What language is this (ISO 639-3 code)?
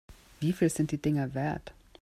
deu